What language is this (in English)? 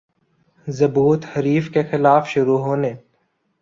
Urdu